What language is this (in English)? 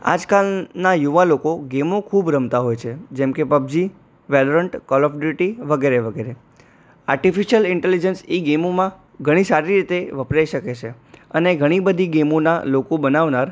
Gujarati